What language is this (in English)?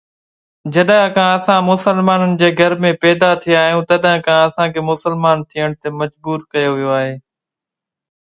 Sindhi